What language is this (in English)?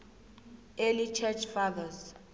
South Ndebele